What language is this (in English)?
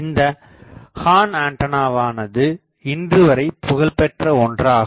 Tamil